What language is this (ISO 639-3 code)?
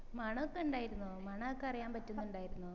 mal